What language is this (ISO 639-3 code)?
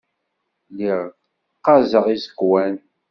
kab